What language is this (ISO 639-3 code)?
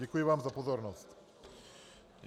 ces